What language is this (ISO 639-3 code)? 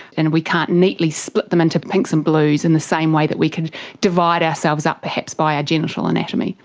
eng